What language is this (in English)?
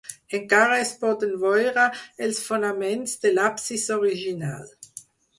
Catalan